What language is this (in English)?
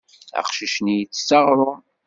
Kabyle